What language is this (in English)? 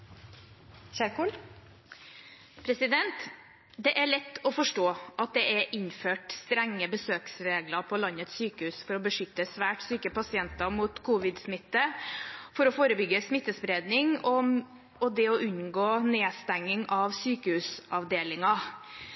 Norwegian Bokmål